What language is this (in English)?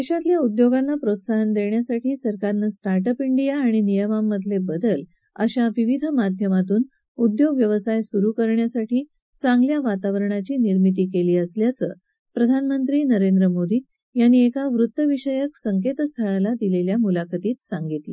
Marathi